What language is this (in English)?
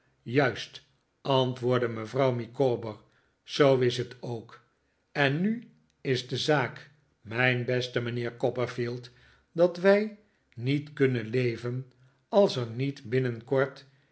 Dutch